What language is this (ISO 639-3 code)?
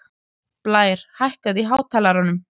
isl